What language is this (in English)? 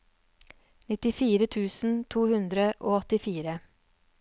Norwegian